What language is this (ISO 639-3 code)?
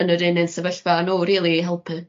cym